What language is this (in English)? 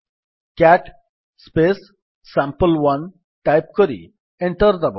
Odia